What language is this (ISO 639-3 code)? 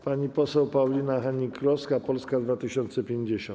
pol